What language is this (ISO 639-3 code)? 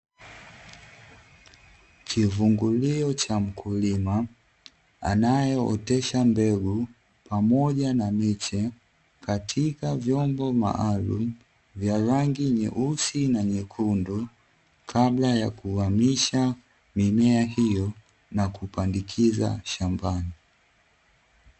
swa